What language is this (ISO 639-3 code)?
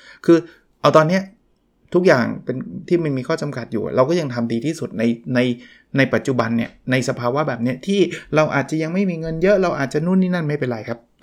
tha